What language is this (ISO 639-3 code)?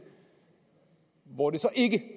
dan